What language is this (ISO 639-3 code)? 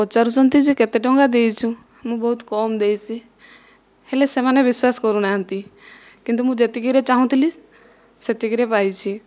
ori